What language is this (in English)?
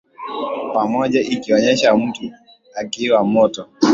Swahili